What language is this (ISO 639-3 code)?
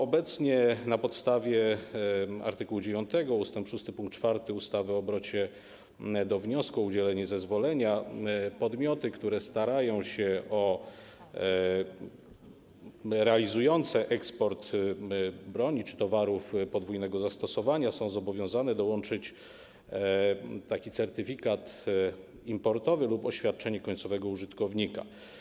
pol